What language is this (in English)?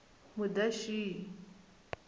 Tsonga